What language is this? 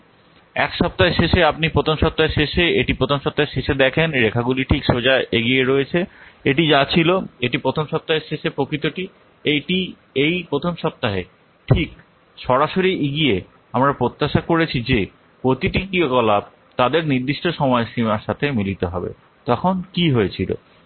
Bangla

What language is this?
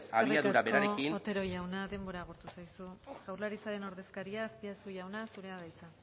Basque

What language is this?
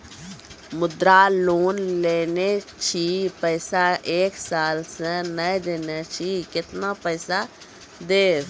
Maithili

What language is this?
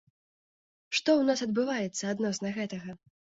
Belarusian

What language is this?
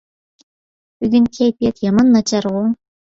Uyghur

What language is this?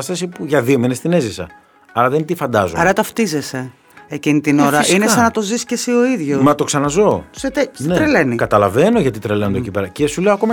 Greek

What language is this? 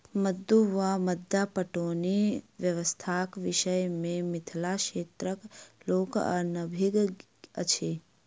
Maithili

